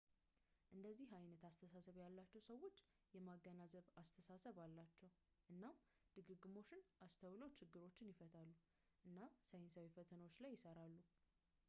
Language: Amharic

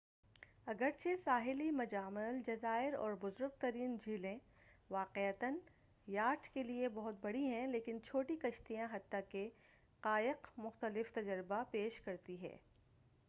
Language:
Urdu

